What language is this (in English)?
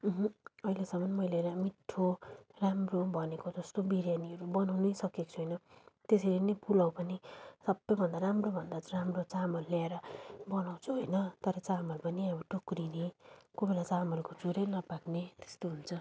Nepali